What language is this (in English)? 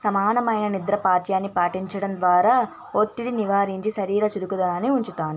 Telugu